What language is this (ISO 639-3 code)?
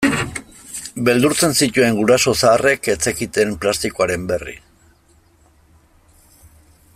eus